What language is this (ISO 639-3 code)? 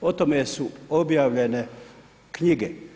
hrv